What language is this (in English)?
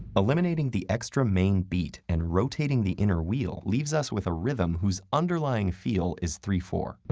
English